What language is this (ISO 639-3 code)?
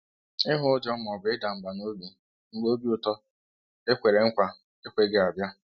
ibo